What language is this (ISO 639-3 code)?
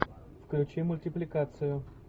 rus